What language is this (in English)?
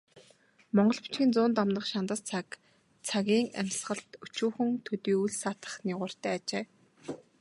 Mongolian